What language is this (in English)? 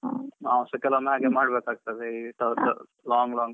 Kannada